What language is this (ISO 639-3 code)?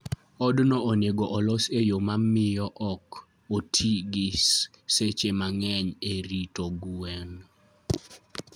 luo